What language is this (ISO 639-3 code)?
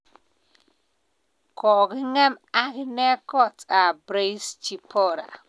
kln